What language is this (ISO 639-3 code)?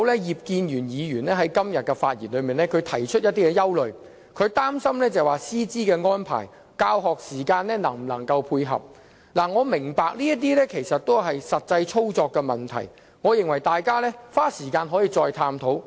yue